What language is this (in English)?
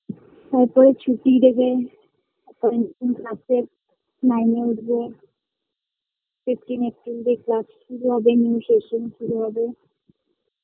Bangla